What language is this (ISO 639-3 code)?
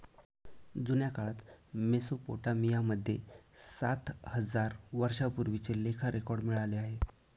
mar